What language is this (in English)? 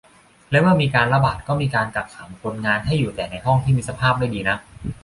Thai